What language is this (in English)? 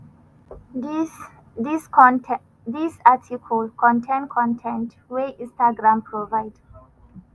Nigerian Pidgin